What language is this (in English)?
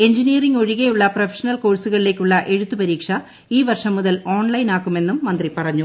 Malayalam